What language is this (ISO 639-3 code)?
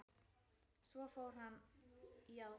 isl